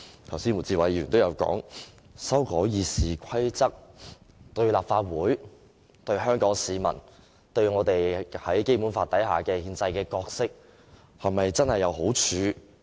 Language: Cantonese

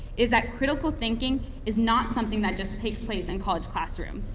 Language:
English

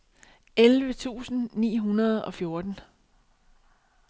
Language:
Danish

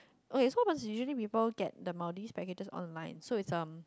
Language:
English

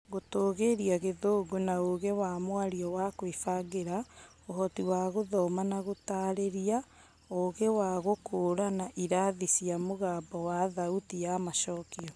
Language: Kikuyu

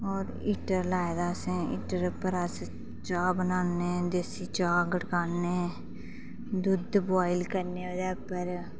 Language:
Dogri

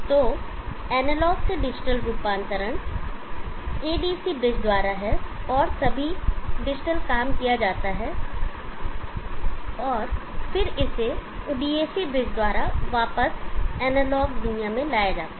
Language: Hindi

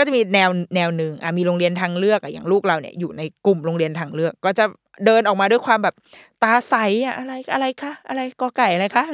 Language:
Thai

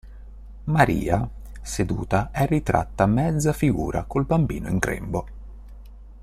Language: Italian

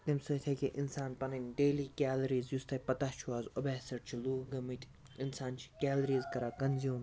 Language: Kashmiri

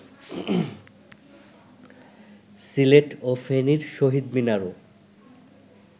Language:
Bangla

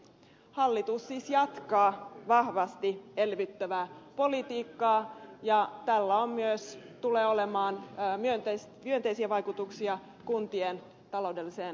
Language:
Finnish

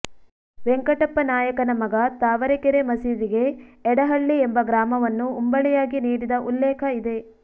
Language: Kannada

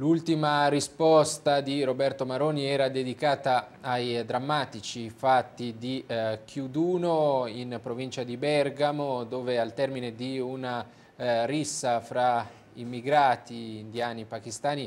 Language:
Italian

